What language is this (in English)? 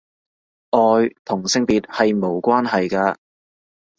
Cantonese